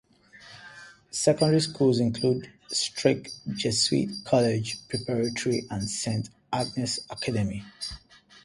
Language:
English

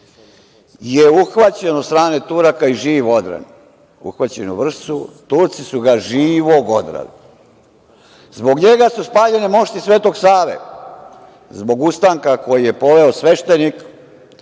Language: Serbian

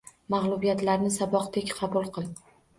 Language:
Uzbek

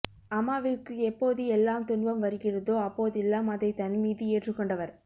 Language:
Tamil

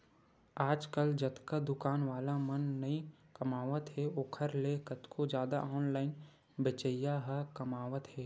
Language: Chhattisgarhi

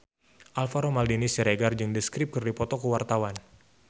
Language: Sundanese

